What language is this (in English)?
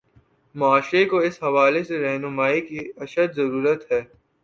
Urdu